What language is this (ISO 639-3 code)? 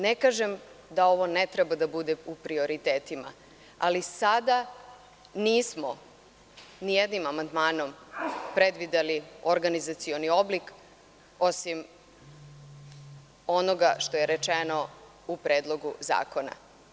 srp